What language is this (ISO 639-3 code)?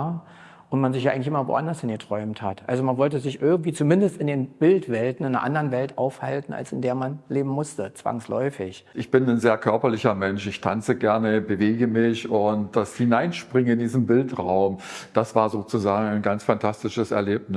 deu